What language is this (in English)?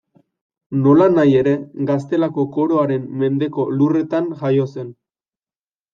Basque